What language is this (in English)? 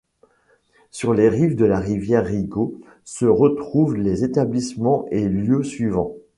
French